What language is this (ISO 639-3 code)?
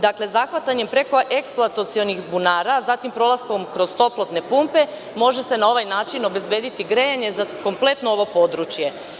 srp